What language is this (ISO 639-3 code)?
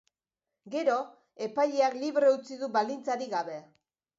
eus